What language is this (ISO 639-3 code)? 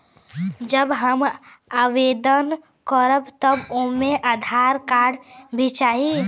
bho